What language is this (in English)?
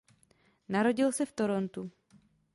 Czech